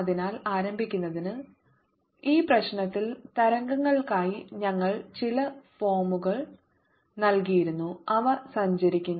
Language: Malayalam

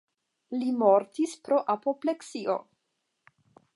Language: Esperanto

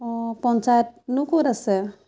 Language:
Assamese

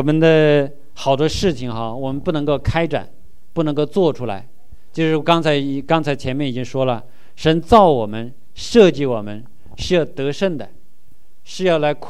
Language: Chinese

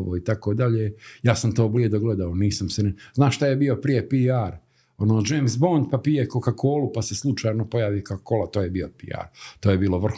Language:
Croatian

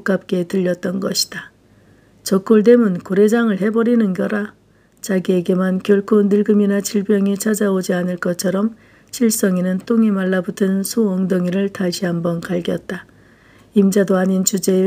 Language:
Korean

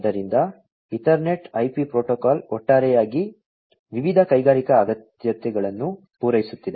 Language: Kannada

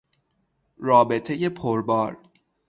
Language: Persian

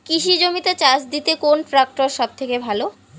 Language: Bangla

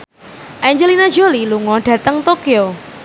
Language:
Javanese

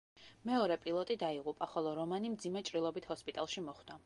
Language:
Georgian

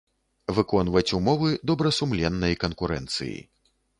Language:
Belarusian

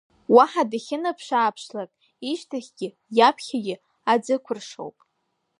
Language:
Abkhazian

